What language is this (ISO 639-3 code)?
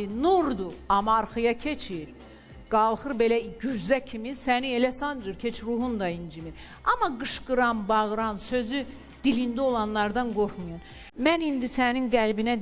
tur